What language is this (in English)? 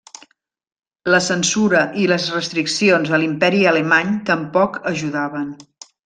Catalan